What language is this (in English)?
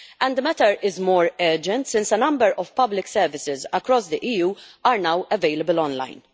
English